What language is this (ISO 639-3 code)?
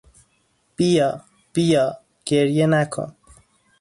fas